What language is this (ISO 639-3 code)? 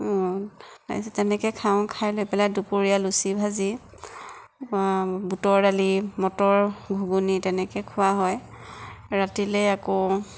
asm